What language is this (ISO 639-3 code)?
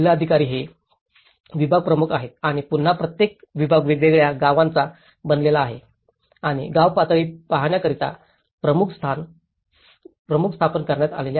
mar